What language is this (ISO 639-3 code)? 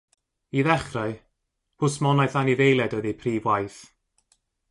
cym